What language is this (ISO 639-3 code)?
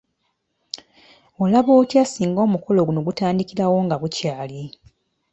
lug